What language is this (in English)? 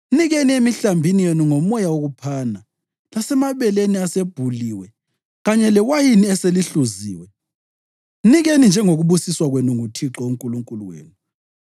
North Ndebele